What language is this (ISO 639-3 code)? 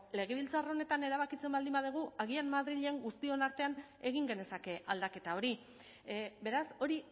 eus